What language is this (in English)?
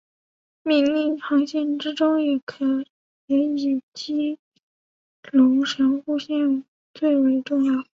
Chinese